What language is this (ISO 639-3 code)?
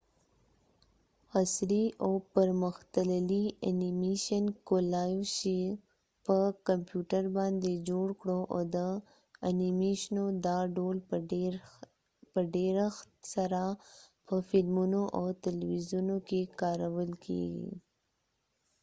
pus